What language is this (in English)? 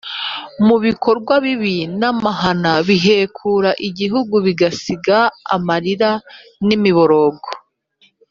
Kinyarwanda